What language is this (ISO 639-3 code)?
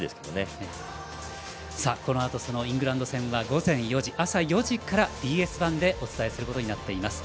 jpn